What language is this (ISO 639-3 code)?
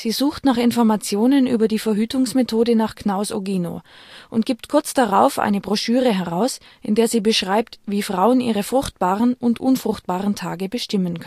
deu